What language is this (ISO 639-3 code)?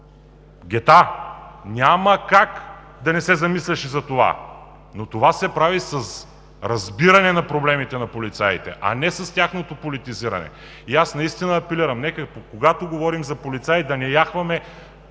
bul